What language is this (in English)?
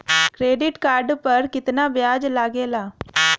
Bhojpuri